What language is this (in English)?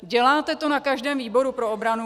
Czech